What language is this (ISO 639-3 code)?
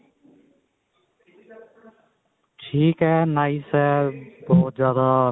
pan